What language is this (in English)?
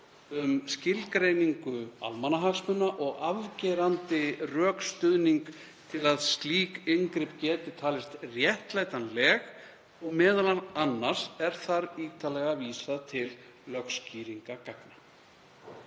Icelandic